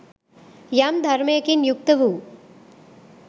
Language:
Sinhala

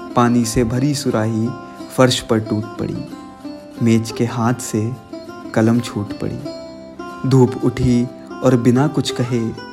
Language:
Hindi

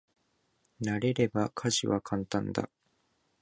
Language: Japanese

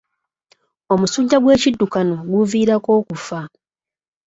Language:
Ganda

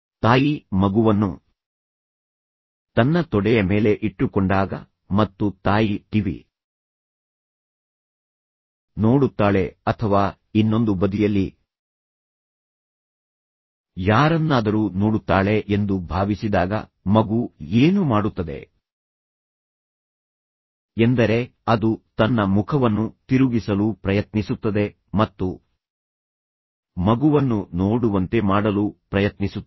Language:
Kannada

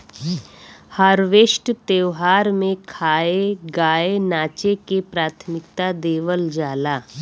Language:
Bhojpuri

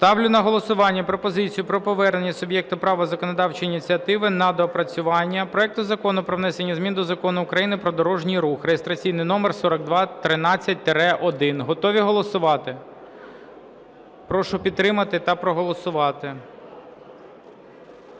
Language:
Ukrainian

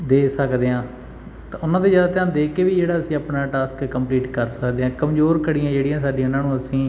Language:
Punjabi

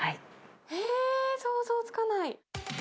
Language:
Japanese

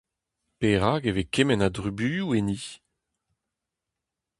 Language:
Breton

